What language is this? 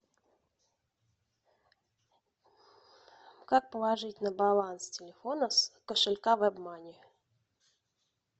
Russian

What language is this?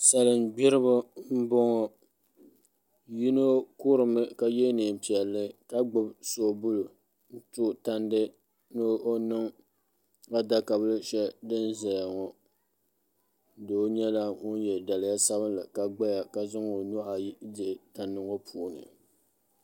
Dagbani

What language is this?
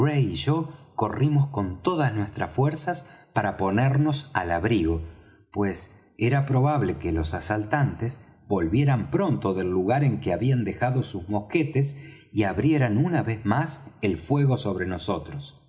Spanish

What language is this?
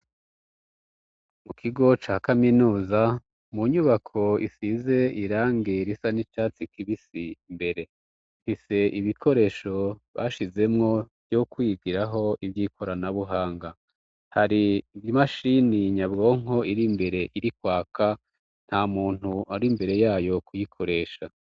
Rundi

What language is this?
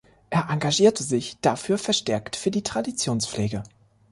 German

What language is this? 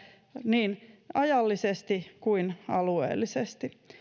Finnish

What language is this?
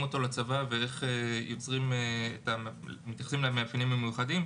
Hebrew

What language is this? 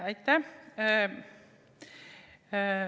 Estonian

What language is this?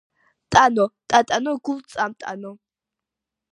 Georgian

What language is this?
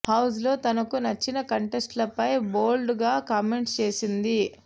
Telugu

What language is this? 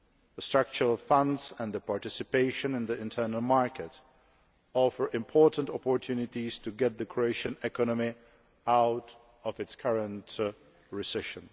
English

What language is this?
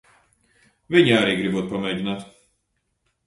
Latvian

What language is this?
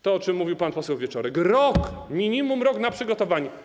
Polish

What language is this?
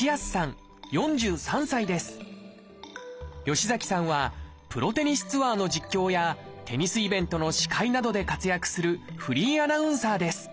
Japanese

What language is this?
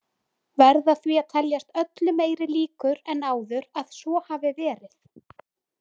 Icelandic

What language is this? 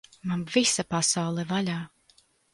Latvian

